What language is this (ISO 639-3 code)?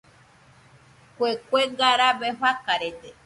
hux